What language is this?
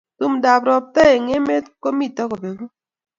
Kalenjin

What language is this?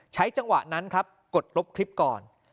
Thai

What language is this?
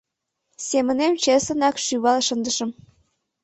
Mari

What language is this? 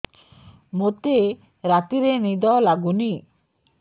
Odia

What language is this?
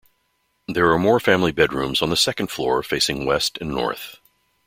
English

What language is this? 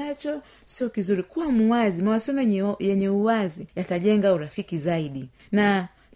Swahili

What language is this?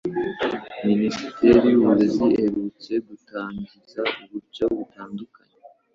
Kinyarwanda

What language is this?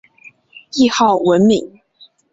Chinese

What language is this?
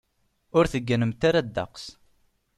Kabyle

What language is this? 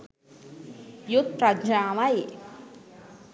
Sinhala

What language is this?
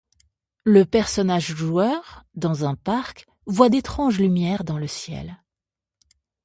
French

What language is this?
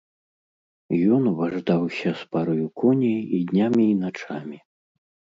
Belarusian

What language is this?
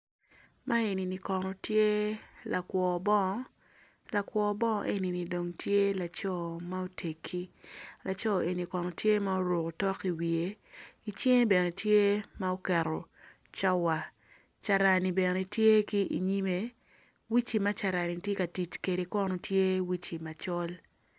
Acoli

